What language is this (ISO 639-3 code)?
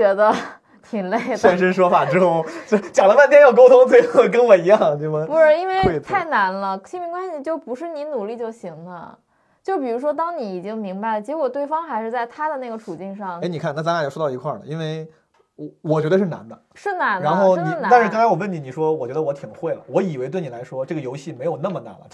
zho